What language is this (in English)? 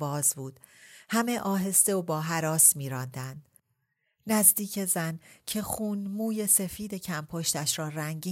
Persian